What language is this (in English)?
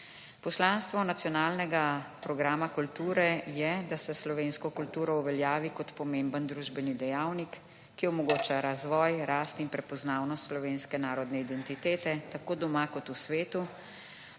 Slovenian